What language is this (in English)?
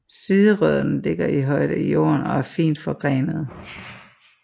Danish